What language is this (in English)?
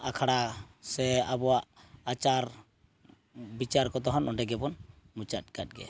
Santali